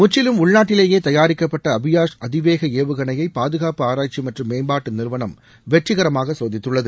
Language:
Tamil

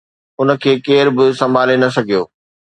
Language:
Sindhi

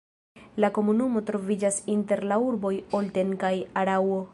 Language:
Esperanto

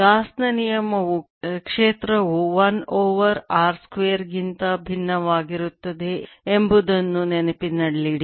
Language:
Kannada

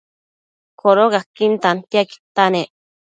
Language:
Matsés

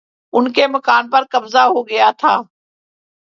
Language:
Urdu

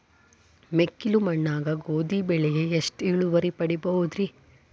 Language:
Kannada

